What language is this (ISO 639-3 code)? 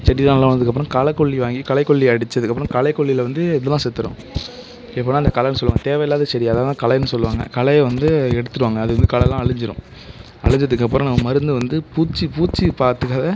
tam